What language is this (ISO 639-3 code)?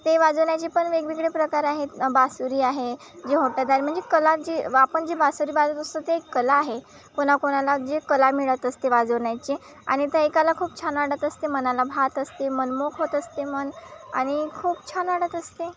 mar